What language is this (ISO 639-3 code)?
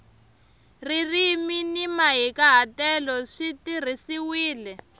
tso